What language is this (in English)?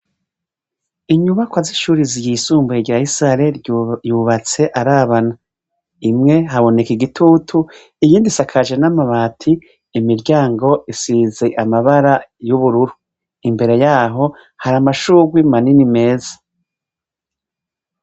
Rundi